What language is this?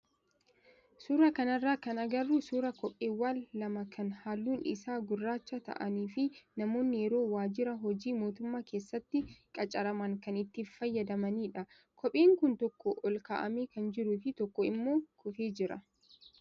Oromo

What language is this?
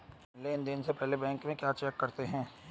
Hindi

